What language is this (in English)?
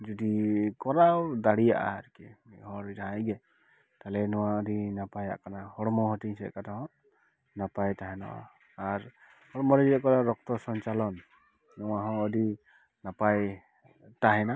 Santali